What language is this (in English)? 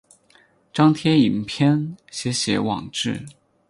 Chinese